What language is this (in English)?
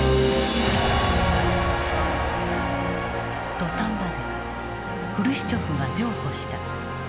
Japanese